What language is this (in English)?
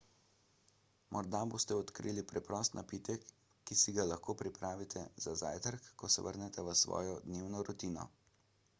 Slovenian